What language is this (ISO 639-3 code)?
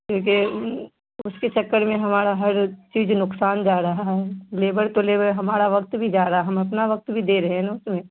urd